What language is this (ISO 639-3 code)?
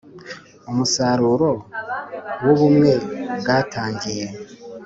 kin